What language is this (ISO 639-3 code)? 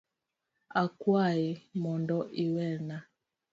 luo